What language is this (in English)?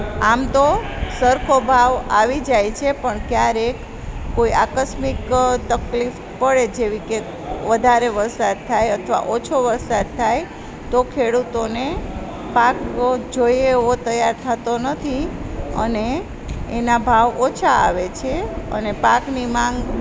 Gujarati